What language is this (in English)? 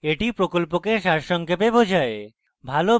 Bangla